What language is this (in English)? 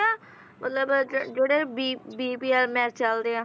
Punjabi